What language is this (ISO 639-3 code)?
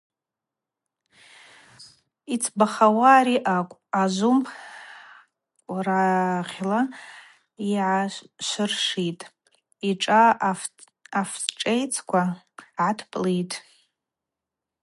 abq